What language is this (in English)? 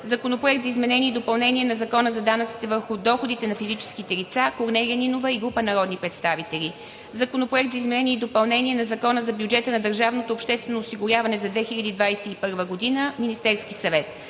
Bulgarian